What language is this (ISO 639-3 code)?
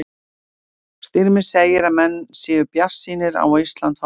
isl